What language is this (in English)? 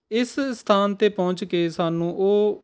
Punjabi